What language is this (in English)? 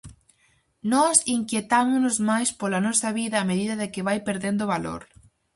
Galician